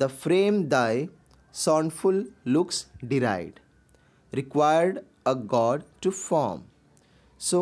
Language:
Hindi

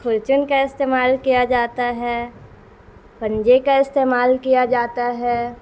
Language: Urdu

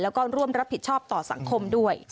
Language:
Thai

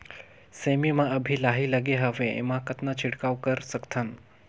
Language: Chhattisgarhi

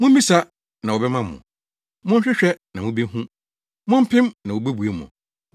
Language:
Akan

